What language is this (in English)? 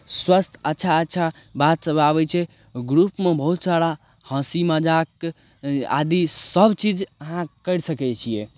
Maithili